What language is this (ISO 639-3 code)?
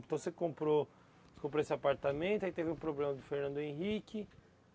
por